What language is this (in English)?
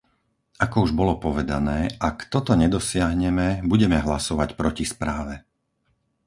Slovak